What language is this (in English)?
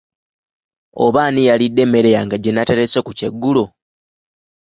Ganda